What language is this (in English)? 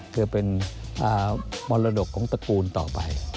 Thai